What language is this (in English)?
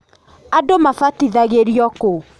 Kikuyu